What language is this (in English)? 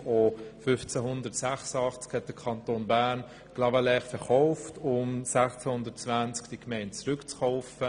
Swiss German